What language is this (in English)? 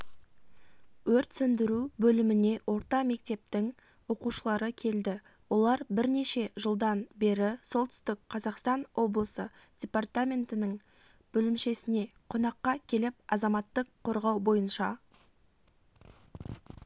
Kazakh